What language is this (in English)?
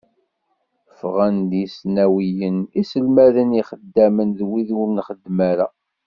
Kabyle